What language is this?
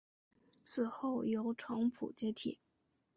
Chinese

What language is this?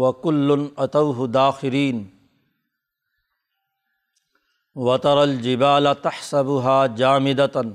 Urdu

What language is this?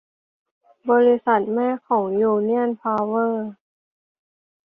Thai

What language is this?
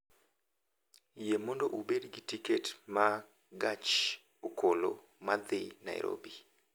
Luo (Kenya and Tanzania)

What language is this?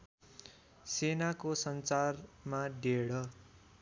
Nepali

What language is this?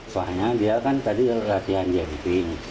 Indonesian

